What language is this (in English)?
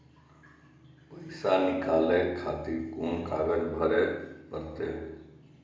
Maithili